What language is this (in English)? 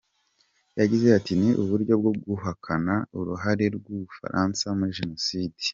Kinyarwanda